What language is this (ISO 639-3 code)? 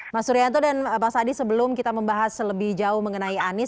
ind